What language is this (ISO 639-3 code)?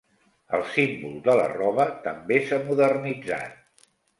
cat